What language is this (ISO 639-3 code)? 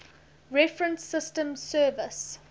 eng